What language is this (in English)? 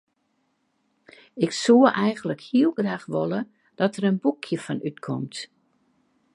Western Frisian